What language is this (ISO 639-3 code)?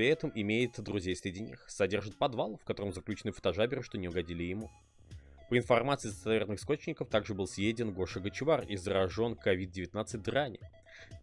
rus